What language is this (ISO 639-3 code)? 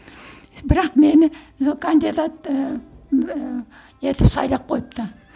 kaz